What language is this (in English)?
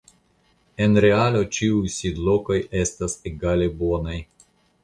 Esperanto